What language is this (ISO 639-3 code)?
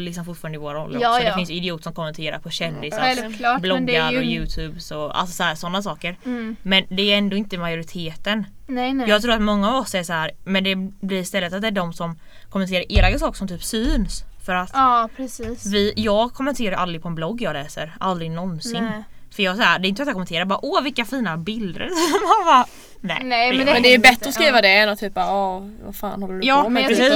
swe